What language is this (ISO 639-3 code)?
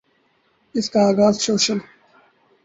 urd